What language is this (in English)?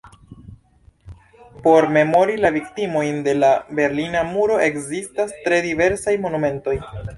Esperanto